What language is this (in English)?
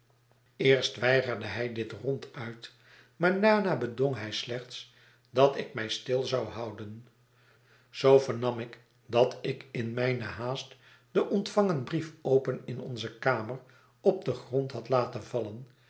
Dutch